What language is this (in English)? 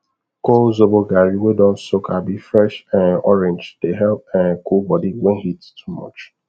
Nigerian Pidgin